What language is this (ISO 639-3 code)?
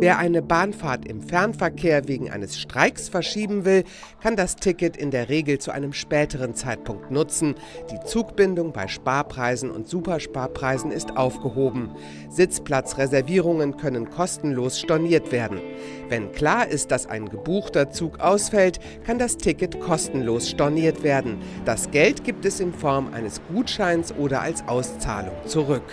deu